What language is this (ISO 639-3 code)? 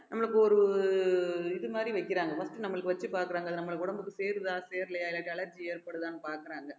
tam